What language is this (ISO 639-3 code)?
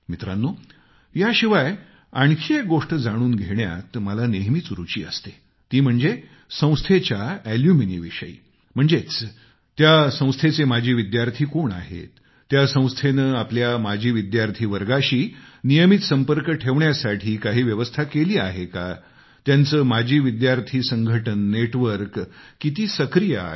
mar